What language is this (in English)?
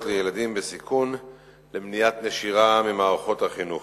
Hebrew